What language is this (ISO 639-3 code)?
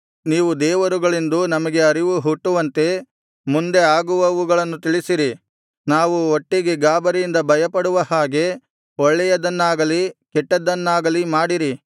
kan